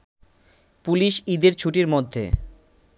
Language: Bangla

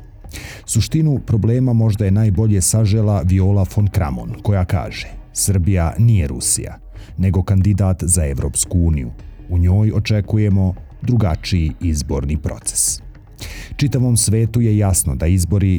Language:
Croatian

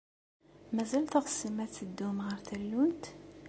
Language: Kabyle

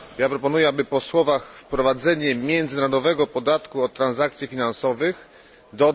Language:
Polish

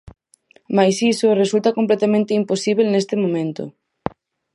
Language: Galician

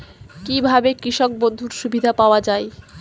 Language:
Bangla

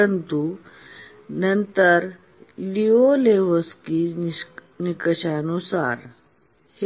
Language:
Marathi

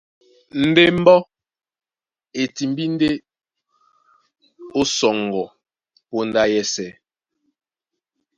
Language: Duala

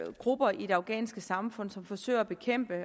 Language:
Danish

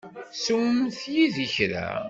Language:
Kabyle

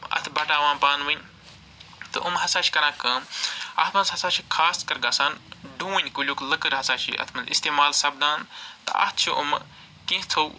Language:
Kashmiri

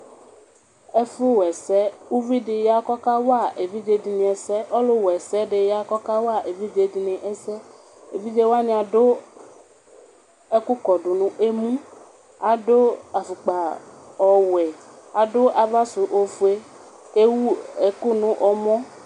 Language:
Ikposo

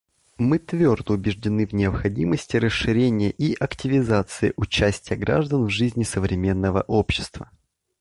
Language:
Russian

